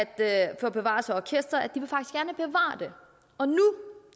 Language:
Danish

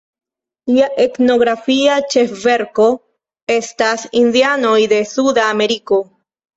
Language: Esperanto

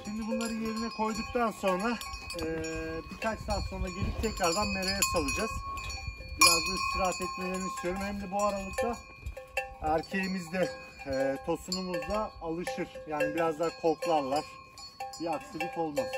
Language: Turkish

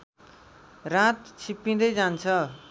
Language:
Nepali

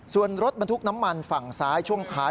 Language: Thai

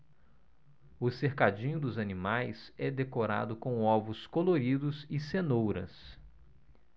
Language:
Portuguese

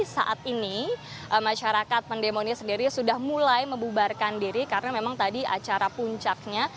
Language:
Indonesian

